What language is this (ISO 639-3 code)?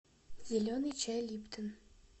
rus